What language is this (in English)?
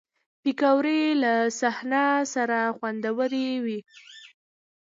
Pashto